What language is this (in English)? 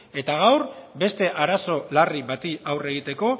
Basque